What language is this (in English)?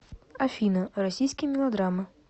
Russian